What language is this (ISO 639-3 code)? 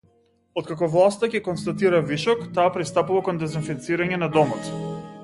mkd